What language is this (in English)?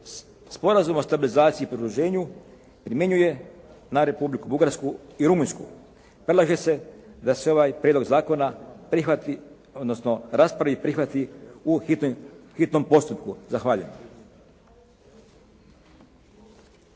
Croatian